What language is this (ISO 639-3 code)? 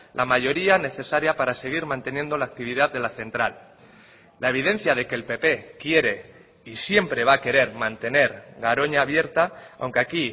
spa